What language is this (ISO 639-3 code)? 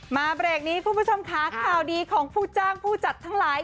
tha